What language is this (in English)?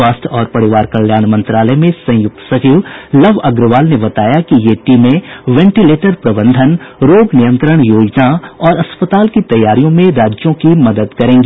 Hindi